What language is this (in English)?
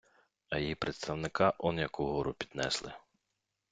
Ukrainian